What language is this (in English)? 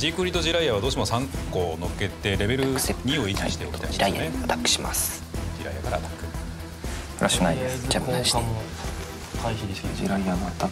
Japanese